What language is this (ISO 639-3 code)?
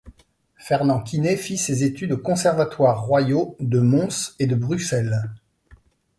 fra